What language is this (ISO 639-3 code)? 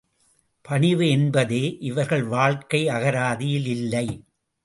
tam